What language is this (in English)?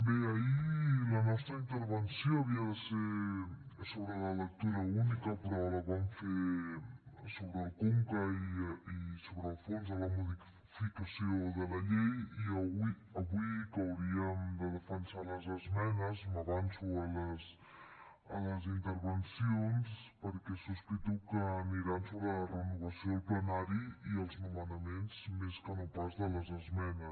Catalan